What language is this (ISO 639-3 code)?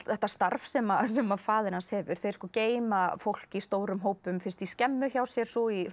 isl